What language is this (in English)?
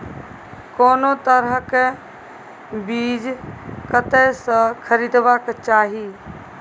Maithili